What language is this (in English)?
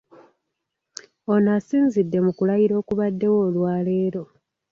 Ganda